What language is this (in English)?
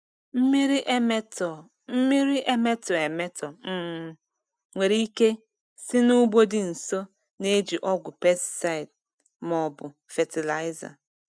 Igbo